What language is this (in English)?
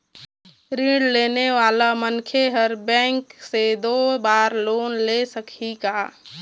Chhattisgarhi